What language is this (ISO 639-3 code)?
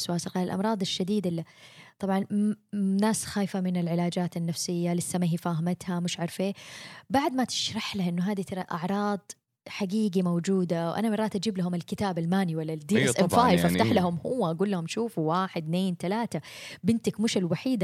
ara